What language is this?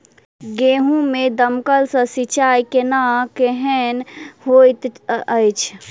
Maithili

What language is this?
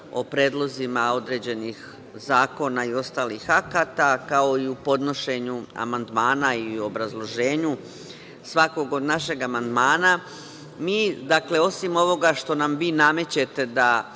Serbian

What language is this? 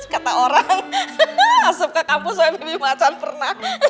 Indonesian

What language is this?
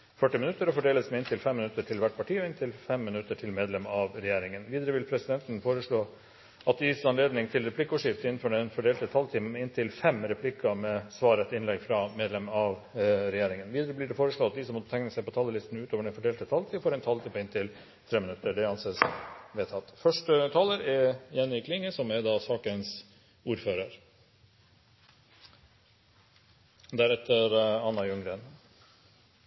Norwegian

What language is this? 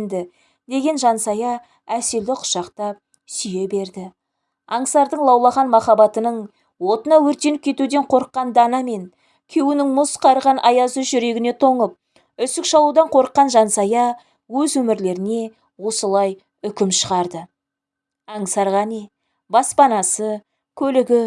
Turkish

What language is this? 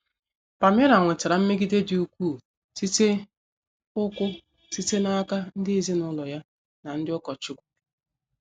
Igbo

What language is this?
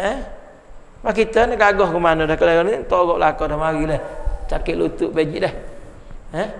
Malay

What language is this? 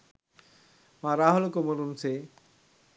Sinhala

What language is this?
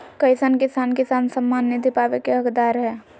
Magahi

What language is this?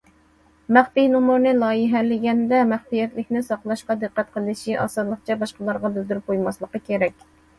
Uyghur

